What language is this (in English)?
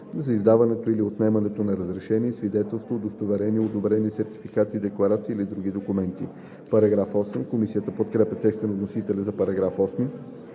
Bulgarian